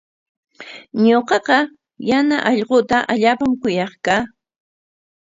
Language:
Corongo Ancash Quechua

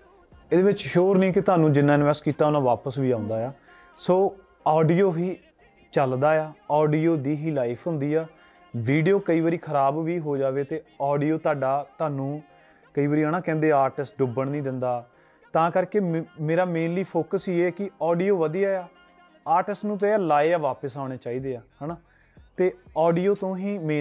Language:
Punjabi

